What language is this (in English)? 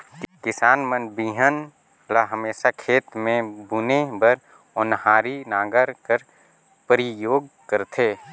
Chhattisgarhi